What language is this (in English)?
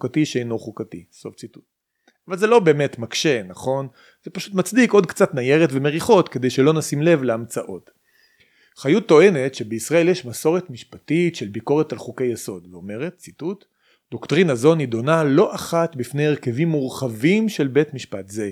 Hebrew